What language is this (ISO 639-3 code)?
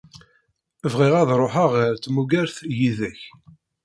kab